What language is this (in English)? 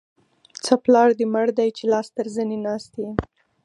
Pashto